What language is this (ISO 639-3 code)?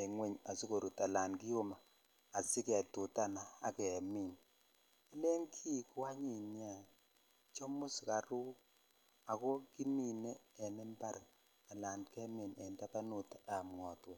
kln